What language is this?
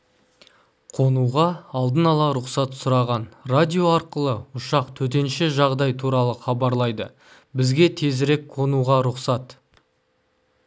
Kazakh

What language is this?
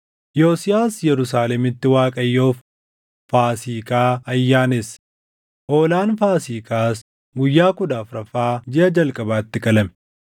Oromo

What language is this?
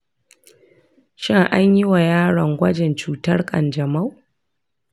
Hausa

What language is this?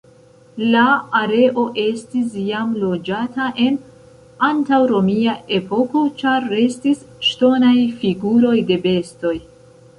Esperanto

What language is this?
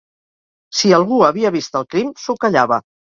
Catalan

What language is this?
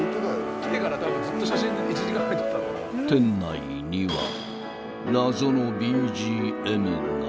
Japanese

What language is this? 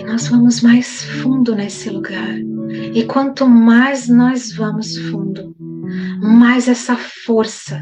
Portuguese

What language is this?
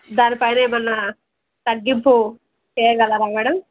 Telugu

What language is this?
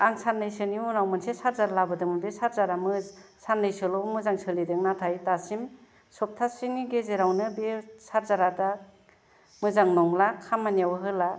Bodo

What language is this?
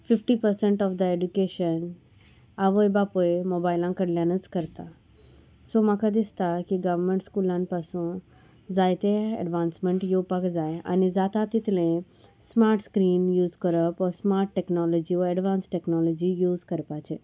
Konkani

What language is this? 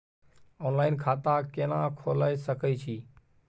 Maithili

